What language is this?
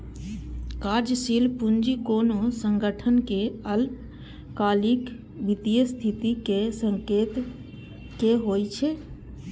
Maithili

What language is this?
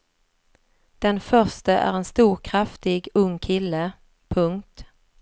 Swedish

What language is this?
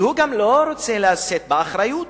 Hebrew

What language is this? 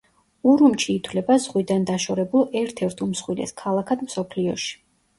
Georgian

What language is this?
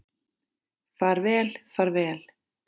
Icelandic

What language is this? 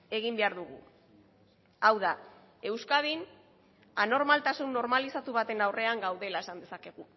Basque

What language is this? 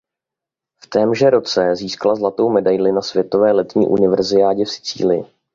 Czech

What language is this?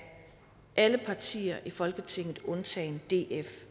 Danish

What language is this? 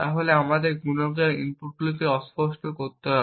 Bangla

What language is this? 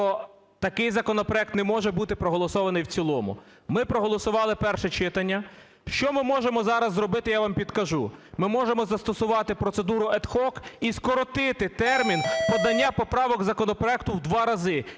Ukrainian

